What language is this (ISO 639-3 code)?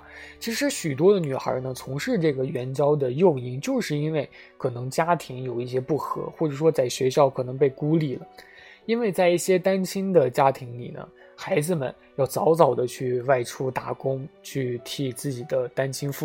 zho